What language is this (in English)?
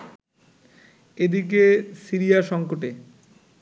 Bangla